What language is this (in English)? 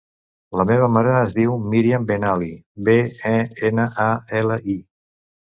Catalan